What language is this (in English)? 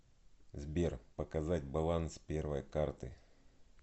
Russian